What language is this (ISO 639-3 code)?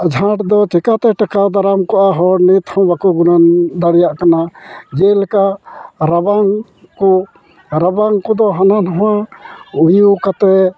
sat